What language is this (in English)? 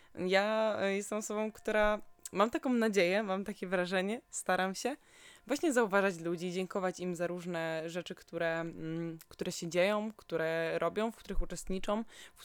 Polish